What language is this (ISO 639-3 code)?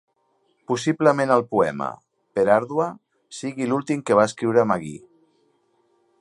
cat